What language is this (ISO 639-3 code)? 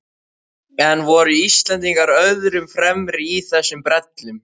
isl